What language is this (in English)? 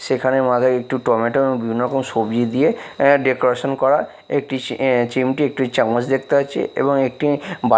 Bangla